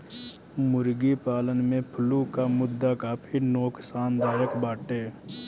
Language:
Bhojpuri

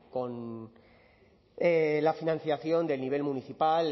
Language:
Spanish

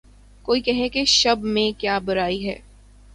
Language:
Urdu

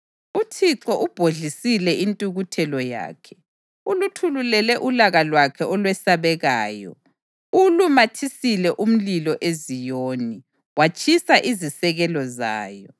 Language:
North Ndebele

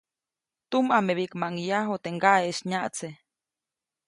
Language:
Copainalá Zoque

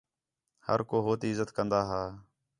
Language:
Khetrani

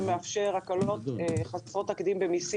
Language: Hebrew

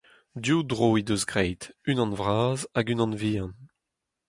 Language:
Breton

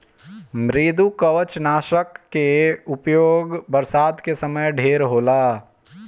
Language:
Bhojpuri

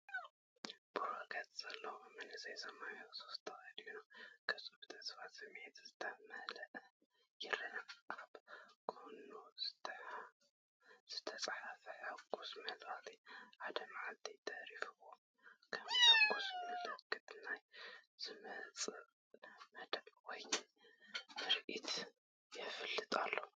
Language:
Tigrinya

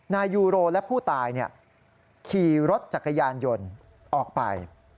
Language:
Thai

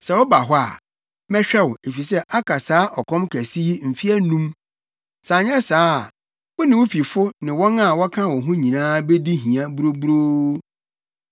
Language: Akan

